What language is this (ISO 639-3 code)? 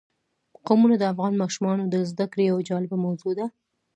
pus